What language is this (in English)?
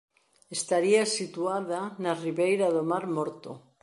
Galician